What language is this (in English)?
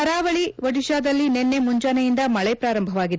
Kannada